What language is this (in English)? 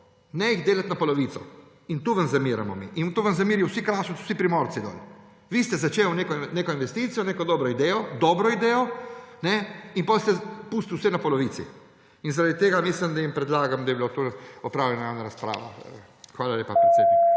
Slovenian